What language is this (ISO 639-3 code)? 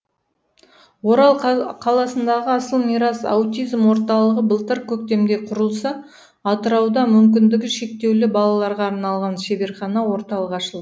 kaz